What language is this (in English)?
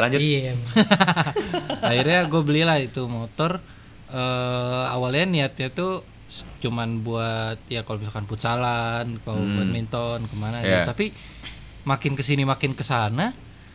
Indonesian